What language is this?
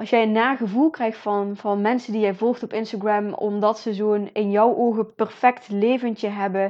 Dutch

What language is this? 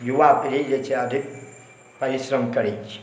Maithili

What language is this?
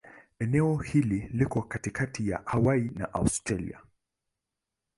Swahili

